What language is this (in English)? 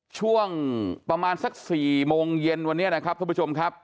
Thai